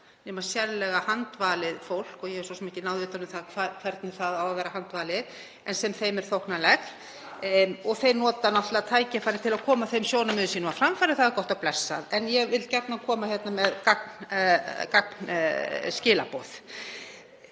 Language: Icelandic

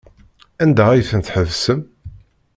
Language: Kabyle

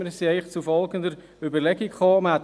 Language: Swiss German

